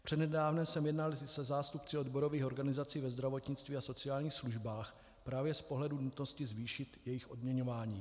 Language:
Czech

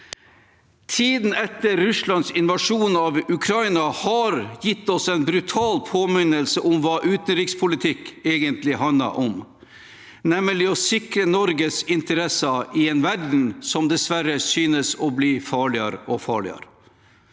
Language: Norwegian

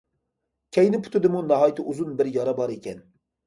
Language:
Uyghur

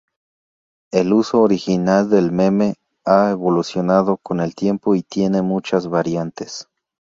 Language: Spanish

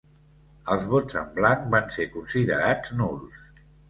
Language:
Catalan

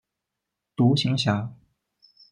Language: Chinese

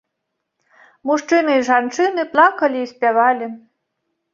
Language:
Belarusian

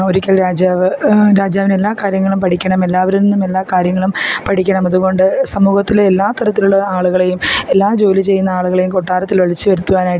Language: Malayalam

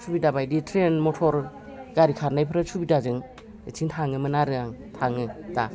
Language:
Bodo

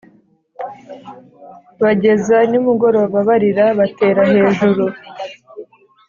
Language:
Kinyarwanda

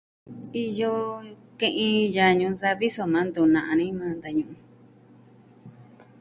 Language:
Southwestern Tlaxiaco Mixtec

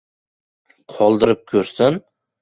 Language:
Uzbek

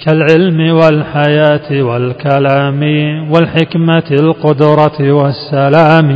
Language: Arabic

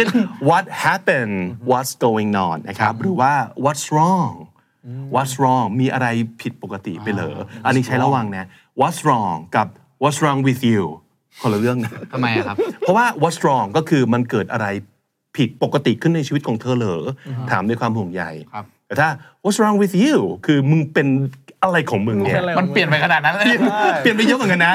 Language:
Thai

